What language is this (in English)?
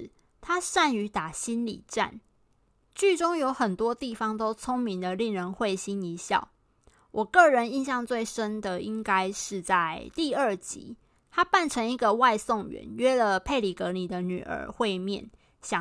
Chinese